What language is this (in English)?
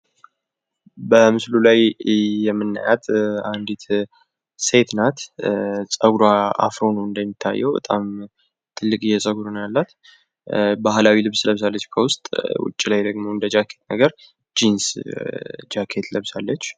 Amharic